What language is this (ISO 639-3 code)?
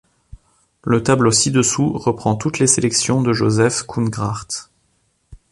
fra